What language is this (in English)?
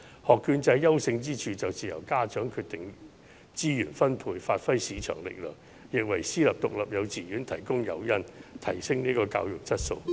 Cantonese